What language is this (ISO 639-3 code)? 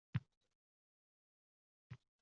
uzb